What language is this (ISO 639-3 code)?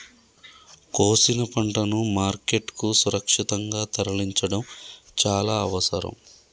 tel